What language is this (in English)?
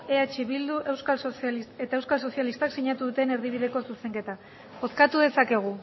Basque